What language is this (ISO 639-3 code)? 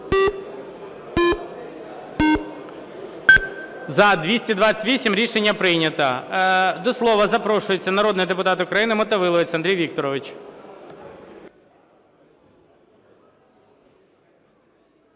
ukr